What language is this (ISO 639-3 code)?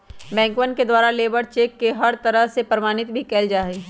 mag